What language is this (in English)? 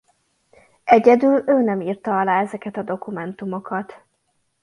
Hungarian